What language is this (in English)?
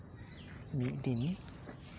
Santali